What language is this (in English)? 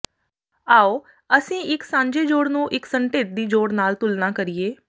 Punjabi